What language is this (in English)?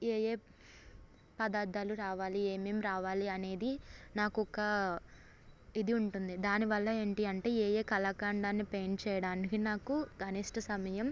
Telugu